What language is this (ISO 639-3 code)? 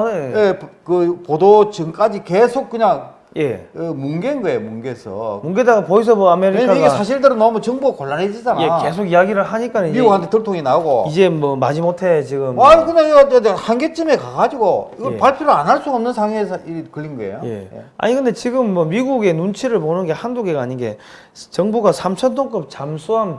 kor